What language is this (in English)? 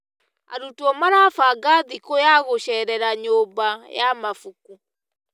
Kikuyu